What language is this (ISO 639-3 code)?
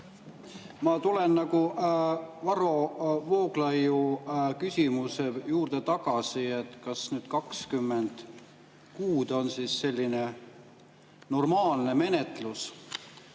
est